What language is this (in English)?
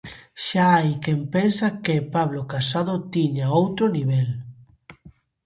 Galician